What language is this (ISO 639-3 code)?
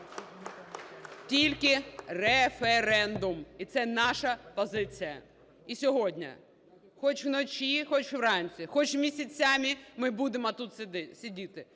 ukr